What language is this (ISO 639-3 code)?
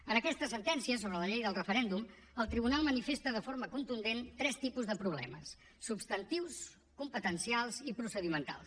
cat